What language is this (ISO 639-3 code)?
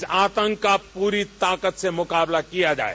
hin